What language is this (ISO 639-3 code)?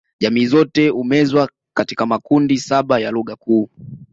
swa